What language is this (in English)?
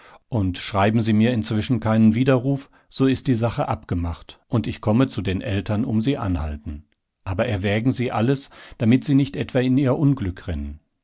German